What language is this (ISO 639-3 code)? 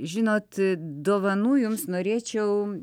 lit